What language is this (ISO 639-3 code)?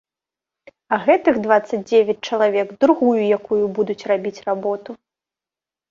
bel